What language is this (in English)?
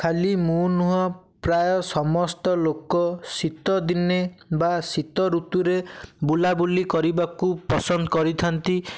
Odia